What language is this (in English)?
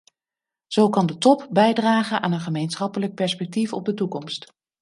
Dutch